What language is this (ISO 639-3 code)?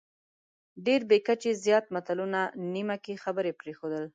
pus